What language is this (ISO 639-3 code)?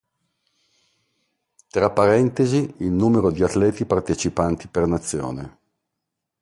ita